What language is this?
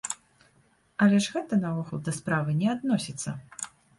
Belarusian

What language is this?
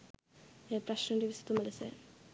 Sinhala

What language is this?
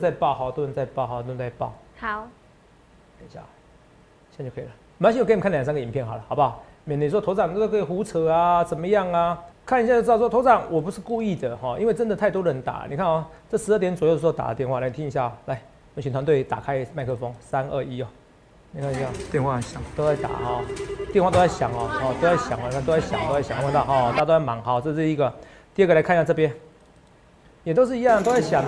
Chinese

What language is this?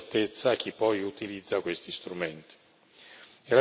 Italian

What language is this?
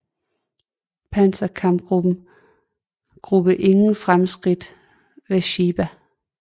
Danish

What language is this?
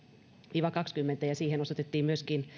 Finnish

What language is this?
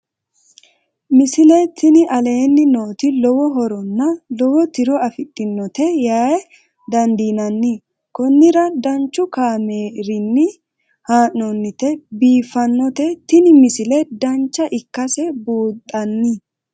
Sidamo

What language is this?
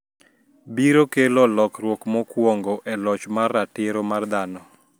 Luo (Kenya and Tanzania)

